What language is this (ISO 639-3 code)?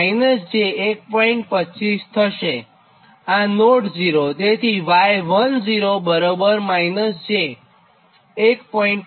guj